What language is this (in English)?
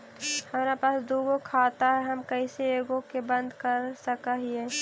Magahi